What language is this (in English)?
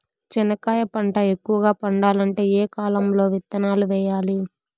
Telugu